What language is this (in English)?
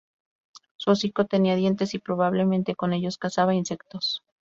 Spanish